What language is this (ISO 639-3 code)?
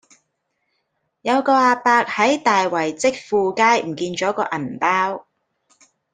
yue